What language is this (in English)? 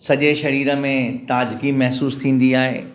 Sindhi